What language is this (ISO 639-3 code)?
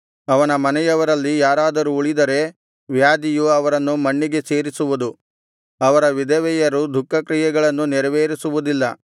kan